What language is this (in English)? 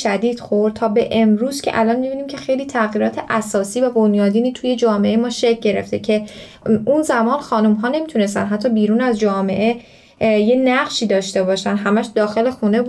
Persian